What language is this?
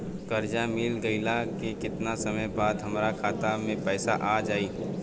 Bhojpuri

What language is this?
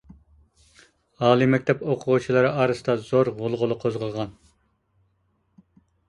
Uyghur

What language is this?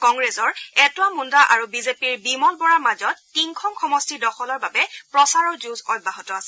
Assamese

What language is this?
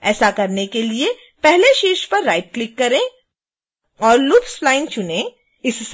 Hindi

